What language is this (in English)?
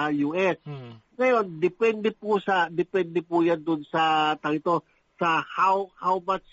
Filipino